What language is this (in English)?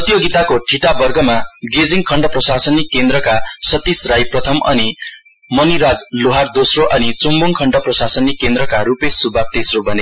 Nepali